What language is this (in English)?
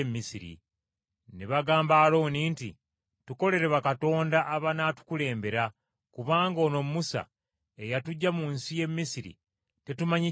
Ganda